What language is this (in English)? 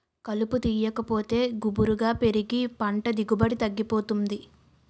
Telugu